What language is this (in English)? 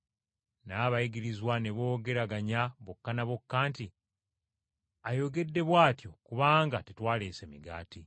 Ganda